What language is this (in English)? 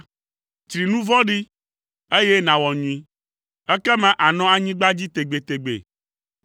Ewe